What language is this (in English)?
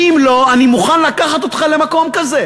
Hebrew